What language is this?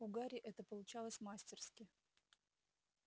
Russian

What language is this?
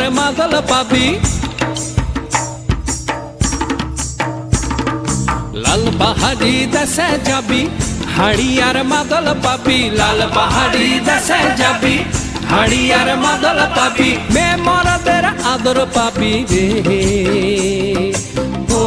Hindi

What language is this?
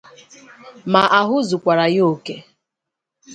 Igbo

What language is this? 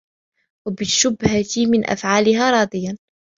Arabic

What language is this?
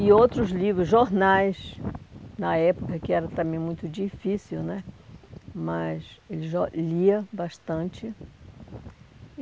Portuguese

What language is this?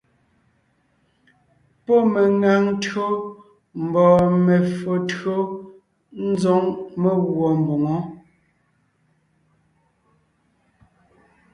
Ngiemboon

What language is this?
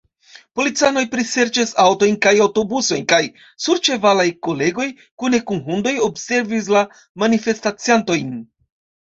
Esperanto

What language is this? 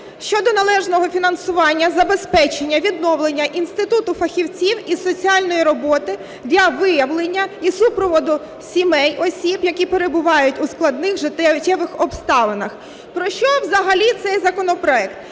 Ukrainian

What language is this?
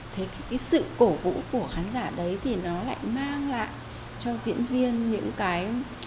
Vietnamese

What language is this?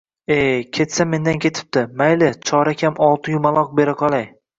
Uzbek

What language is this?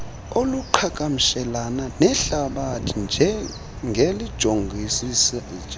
Xhosa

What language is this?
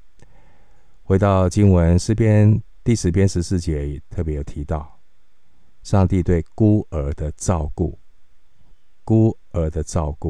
Chinese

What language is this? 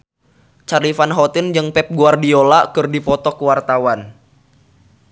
Sundanese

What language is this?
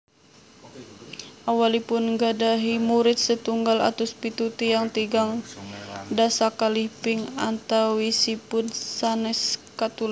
Javanese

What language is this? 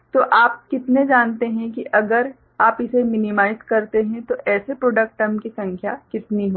Hindi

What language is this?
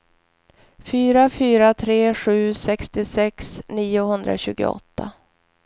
Swedish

